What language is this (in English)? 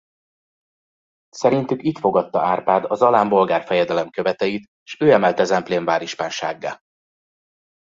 Hungarian